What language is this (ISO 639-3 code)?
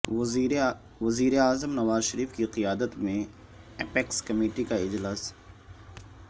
urd